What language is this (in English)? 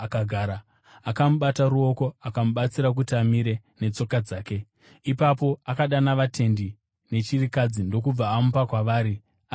Shona